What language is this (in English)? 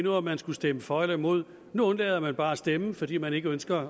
Danish